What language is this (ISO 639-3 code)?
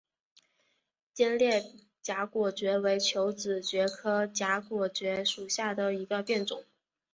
zho